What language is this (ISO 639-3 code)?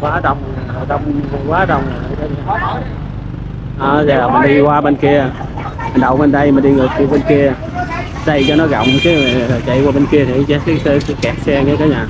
vie